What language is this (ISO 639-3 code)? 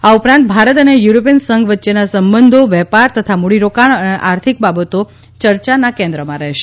guj